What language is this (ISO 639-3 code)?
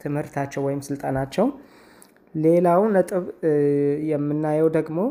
amh